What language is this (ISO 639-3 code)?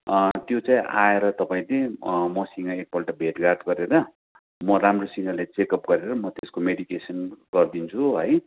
nep